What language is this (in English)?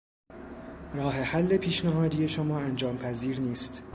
Persian